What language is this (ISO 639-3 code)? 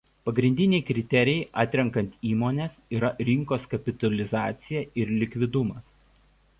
lit